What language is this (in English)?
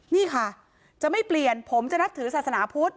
Thai